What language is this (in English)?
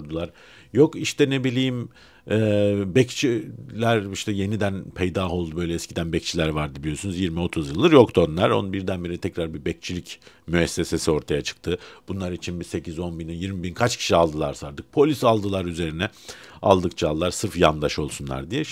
Turkish